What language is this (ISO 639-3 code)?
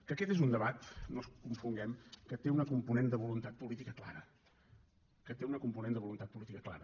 cat